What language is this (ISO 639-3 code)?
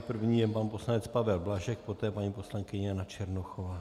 ces